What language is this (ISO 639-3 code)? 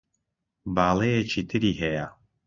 ckb